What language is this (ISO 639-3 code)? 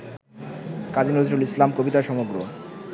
ben